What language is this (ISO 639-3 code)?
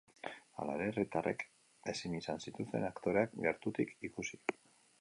eus